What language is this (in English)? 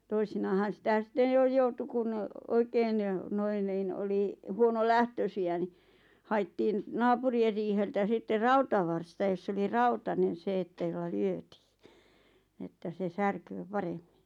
Finnish